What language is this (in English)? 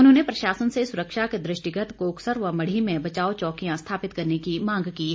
Hindi